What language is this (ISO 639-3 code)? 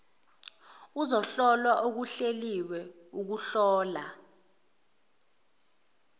zul